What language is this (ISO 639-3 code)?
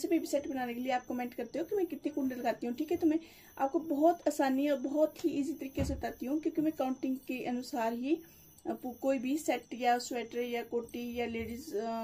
hin